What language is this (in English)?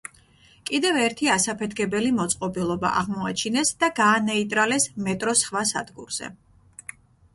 Georgian